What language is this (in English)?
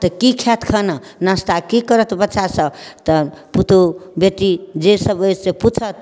Maithili